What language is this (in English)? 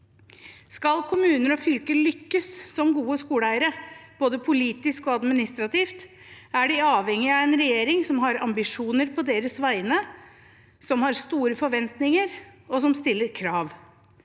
Norwegian